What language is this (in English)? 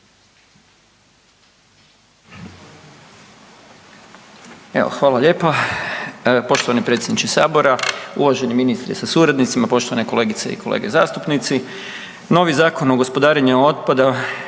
Croatian